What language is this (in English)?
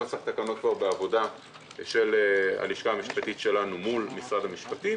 Hebrew